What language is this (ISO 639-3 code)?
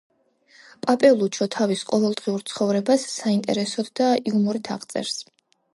kat